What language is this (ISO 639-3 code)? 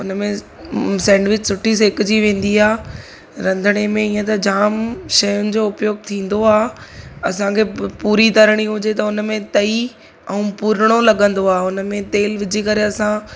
snd